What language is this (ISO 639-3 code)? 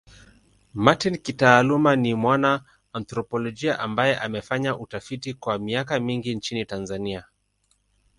swa